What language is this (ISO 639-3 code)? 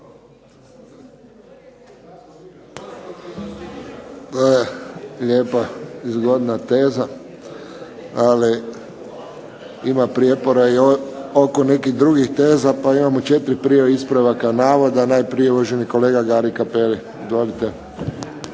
hrv